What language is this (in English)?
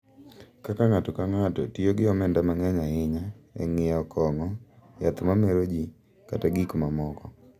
Luo (Kenya and Tanzania)